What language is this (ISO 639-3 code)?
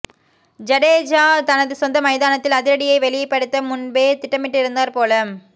tam